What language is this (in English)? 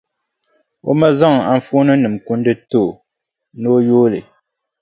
Dagbani